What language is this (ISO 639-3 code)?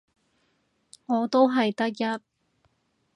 yue